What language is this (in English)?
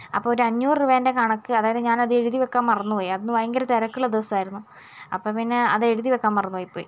Malayalam